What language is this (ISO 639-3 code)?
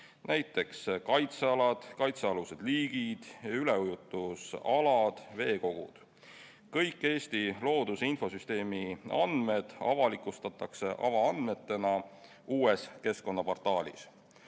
est